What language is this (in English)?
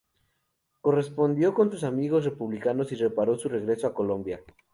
Spanish